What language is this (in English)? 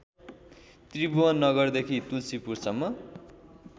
Nepali